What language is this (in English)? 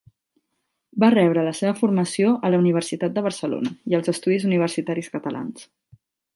Catalan